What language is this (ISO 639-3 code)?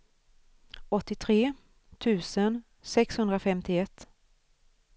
swe